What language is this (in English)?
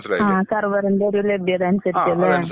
Malayalam